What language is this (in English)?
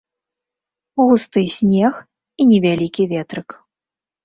Belarusian